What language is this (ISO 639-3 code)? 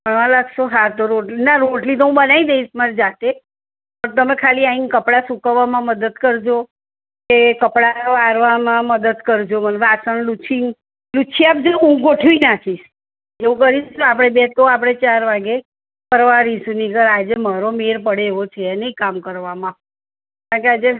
guj